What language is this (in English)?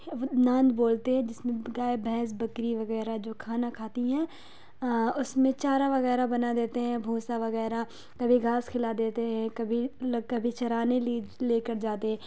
Urdu